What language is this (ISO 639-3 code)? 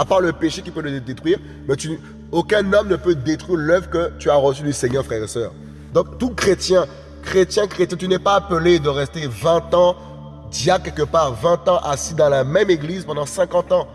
fra